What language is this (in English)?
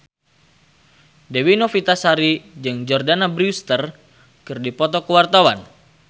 Sundanese